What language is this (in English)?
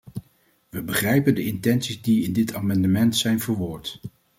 Dutch